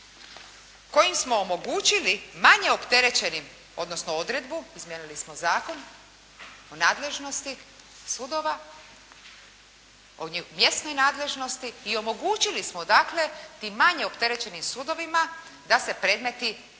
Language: Croatian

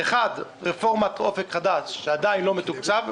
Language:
Hebrew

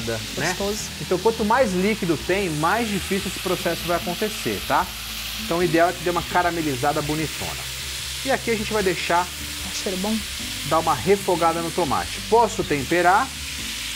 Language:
Portuguese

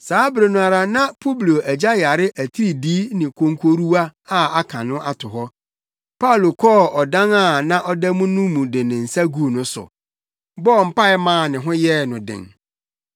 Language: Akan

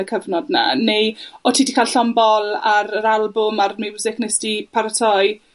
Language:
Welsh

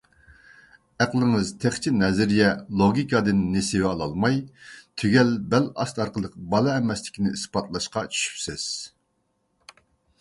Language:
Uyghur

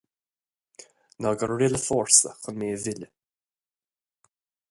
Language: Irish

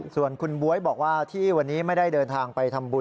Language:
Thai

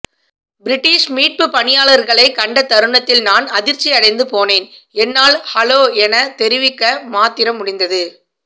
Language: Tamil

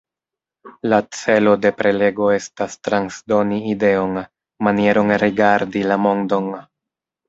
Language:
Esperanto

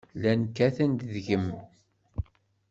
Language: Kabyle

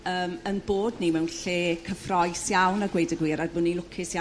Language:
Welsh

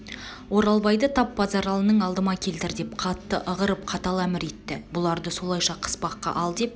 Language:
Kazakh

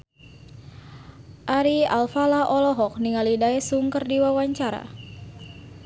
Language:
Sundanese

